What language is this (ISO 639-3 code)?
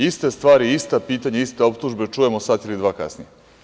srp